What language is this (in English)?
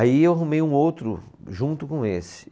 Portuguese